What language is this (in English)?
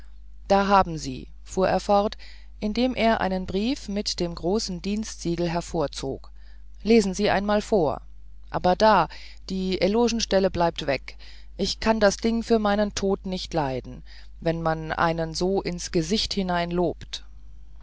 German